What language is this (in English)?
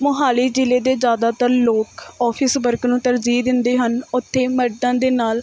Punjabi